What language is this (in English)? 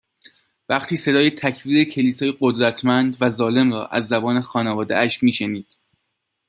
Persian